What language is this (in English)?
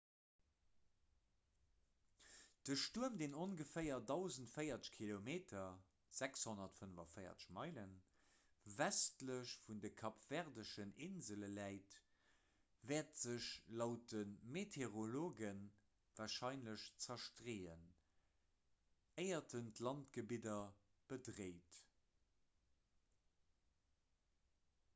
Luxembourgish